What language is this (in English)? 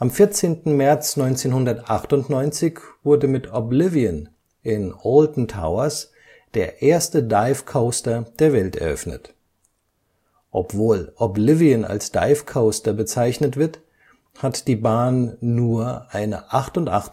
German